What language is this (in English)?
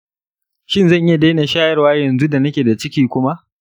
Hausa